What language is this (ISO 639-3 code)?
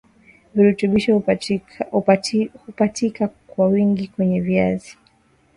swa